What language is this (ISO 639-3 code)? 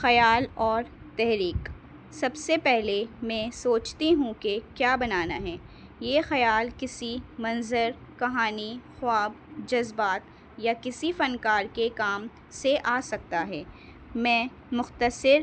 urd